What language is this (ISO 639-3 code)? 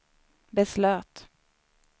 swe